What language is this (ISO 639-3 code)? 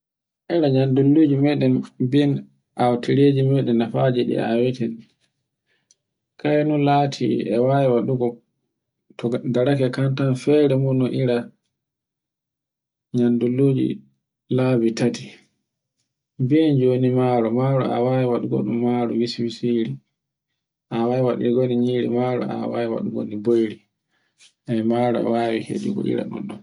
fue